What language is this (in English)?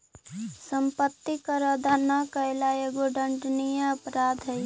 Magahi